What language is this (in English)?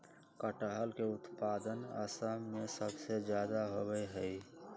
Magahi